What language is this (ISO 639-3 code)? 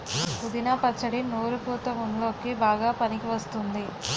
tel